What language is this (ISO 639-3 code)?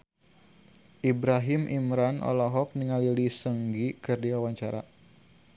sun